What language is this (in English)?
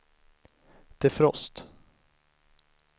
Swedish